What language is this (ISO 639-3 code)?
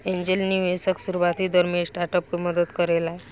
bho